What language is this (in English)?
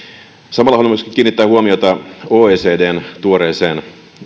Finnish